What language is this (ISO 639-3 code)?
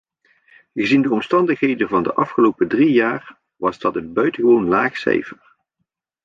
nld